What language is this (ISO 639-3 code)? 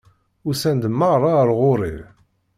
kab